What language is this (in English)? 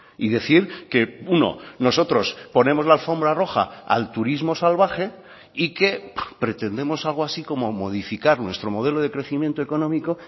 Spanish